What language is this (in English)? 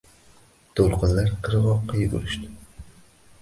Uzbek